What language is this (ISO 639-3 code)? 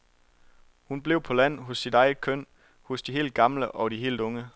dan